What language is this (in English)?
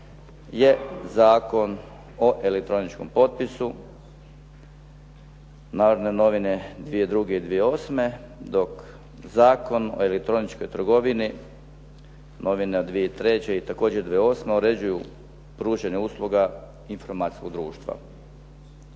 Croatian